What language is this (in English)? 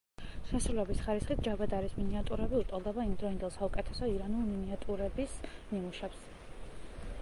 Georgian